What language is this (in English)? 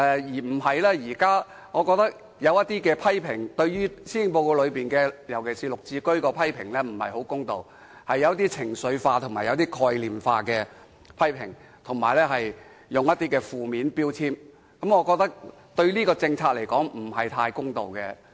Cantonese